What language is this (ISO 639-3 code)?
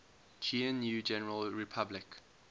eng